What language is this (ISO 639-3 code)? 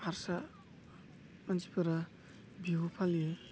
brx